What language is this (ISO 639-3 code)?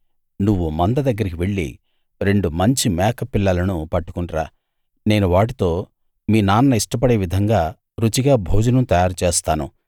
tel